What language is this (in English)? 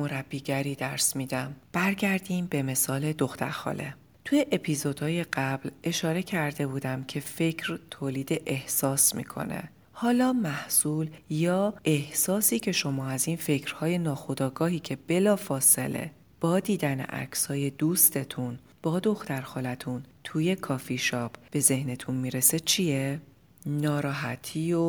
Persian